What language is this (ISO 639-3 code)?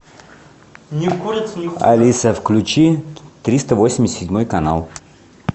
rus